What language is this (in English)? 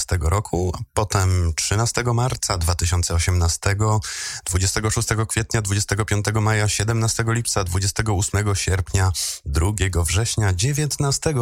Polish